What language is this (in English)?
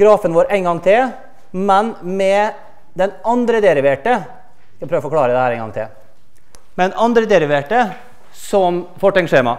Norwegian